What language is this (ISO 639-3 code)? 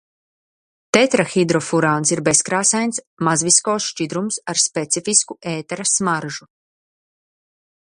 lav